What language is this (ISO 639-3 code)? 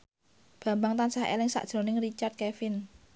jav